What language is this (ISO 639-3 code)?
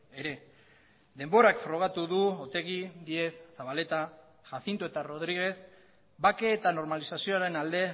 eus